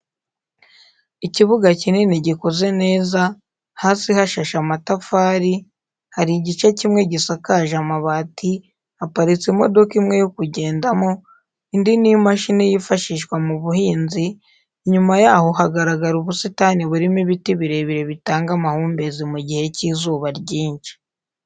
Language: Kinyarwanda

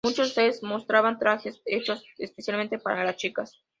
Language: Spanish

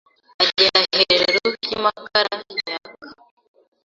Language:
Kinyarwanda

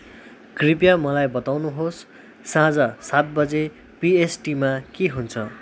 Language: Nepali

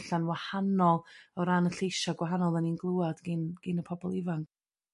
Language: Welsh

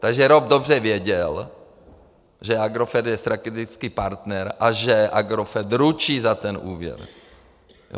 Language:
Czech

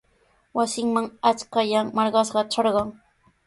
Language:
Sihuas Ancash Quechua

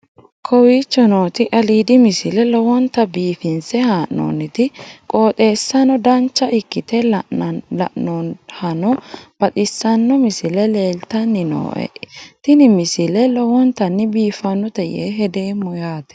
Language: Sidamo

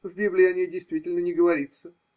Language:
Russian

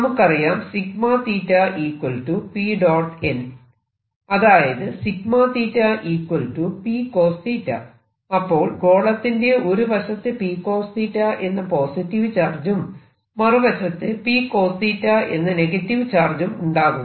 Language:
Malayalam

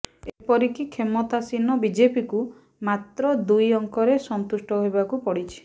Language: Odia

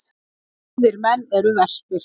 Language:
Icelandic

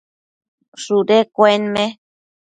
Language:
Matsés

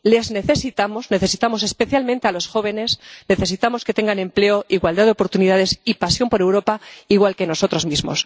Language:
Spanish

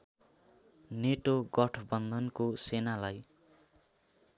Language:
Nepali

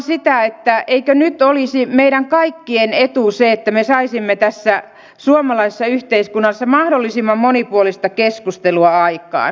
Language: Finnish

